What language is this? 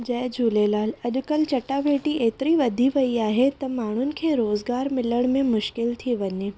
Sindhi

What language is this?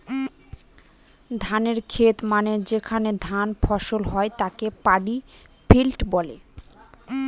Bangla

